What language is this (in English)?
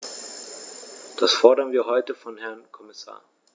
German